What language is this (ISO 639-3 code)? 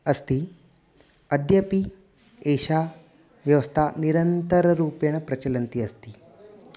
san